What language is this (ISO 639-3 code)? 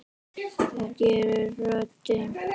isl